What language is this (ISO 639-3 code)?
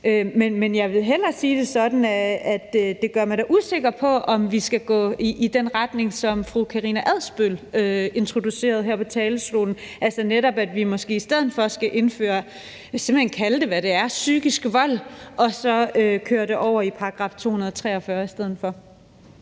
dan